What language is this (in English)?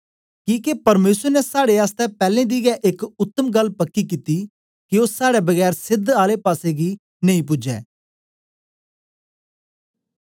Dogri